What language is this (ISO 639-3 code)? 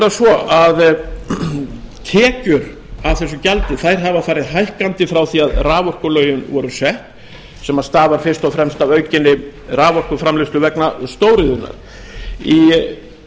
isl